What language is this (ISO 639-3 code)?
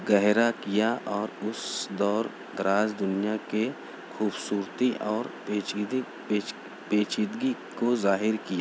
urd